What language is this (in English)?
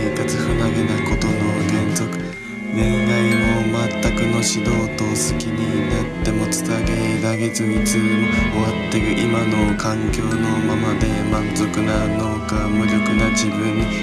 Japanese